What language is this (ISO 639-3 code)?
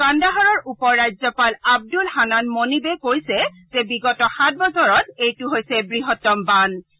asm